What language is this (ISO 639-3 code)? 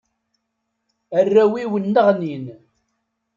kab